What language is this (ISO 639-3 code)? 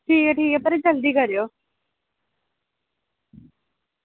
doi